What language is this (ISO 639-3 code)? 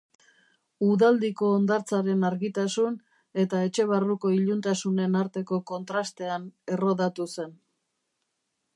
eus